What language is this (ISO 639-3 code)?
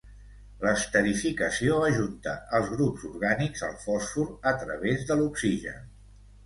cat